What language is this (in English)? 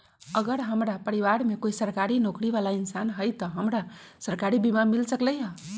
Magahi